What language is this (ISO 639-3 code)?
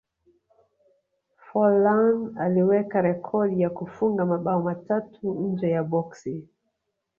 swa